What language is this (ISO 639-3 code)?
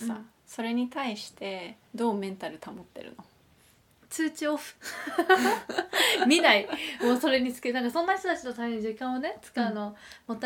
jpn